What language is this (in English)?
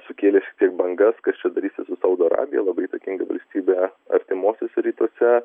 Lithuanian